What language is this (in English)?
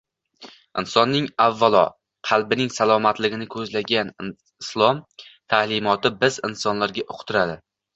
Uzbek